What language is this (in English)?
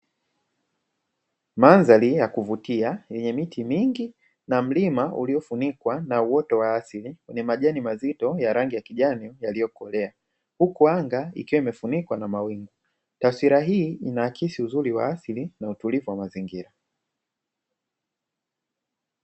Swahili